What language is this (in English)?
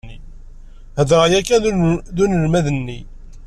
Kabyle